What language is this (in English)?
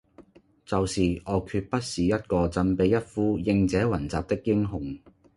Cantonese